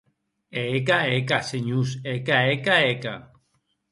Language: Occitan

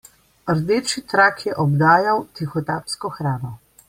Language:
Slovenian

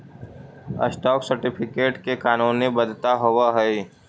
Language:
Magahi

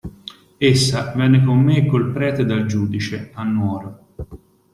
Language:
Italian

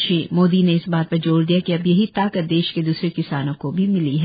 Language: Hindi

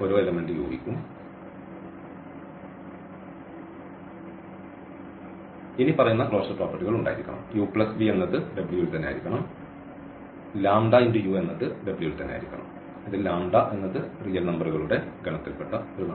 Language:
Malayalam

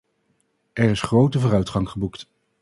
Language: Dutch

